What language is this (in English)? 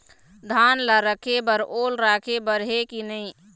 Chhattisgarhi